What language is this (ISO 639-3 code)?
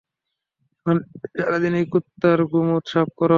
ben